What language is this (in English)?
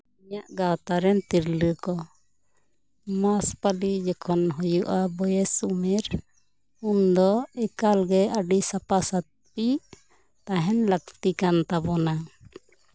Santali